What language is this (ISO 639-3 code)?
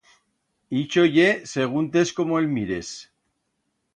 arg